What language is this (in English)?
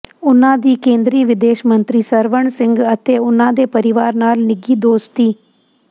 Punjabi